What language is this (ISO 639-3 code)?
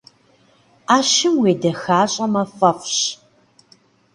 kbd